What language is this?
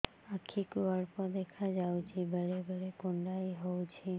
Odia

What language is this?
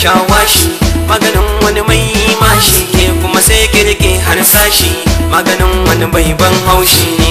Romanian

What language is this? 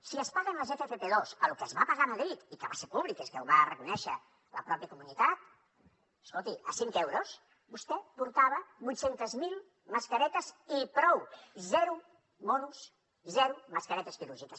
Catalan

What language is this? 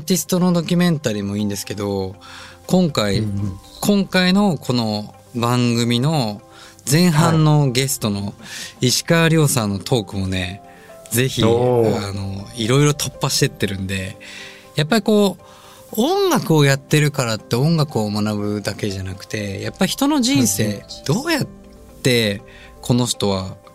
Japanese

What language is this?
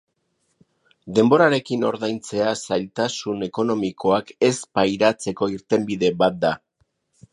Basque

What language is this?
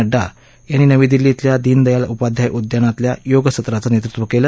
Marathi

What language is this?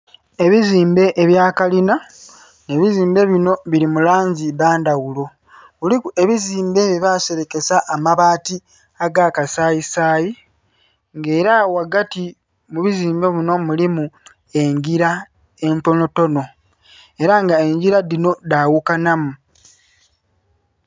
Soga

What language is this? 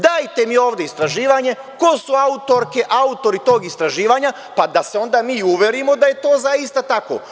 Serbian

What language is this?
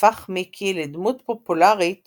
Hebrew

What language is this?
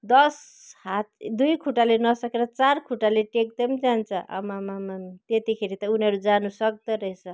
Nepali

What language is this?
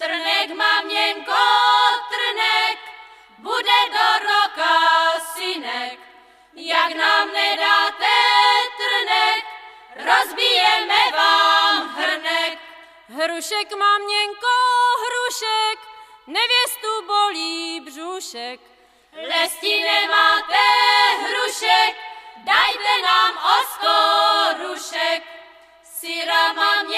Czech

